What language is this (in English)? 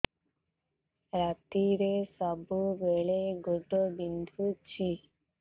Odia